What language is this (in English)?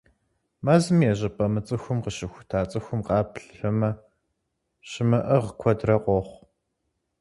Kabardian